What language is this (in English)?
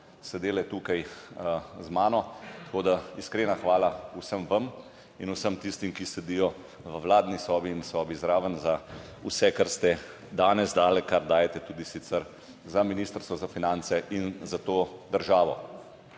Slovenian